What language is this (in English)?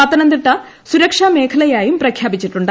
Malayalam